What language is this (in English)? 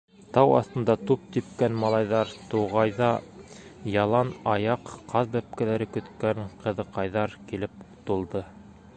Bashkir